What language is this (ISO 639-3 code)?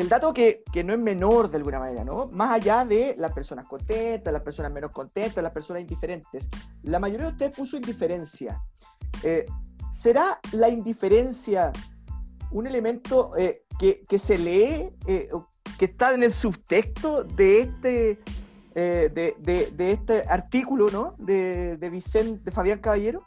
spa